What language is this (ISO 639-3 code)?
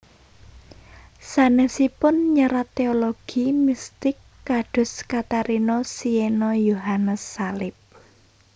jav